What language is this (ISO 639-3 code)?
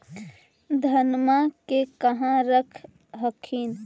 mag